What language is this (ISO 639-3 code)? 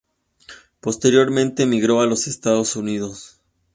spa